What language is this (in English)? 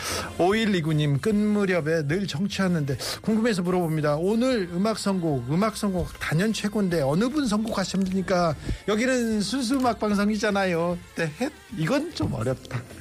Korean